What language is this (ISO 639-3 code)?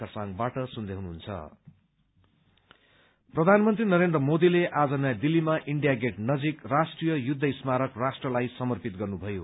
nep